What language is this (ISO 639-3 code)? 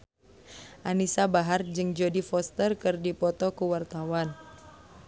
sun